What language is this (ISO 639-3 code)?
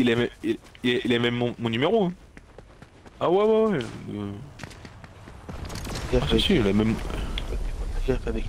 fra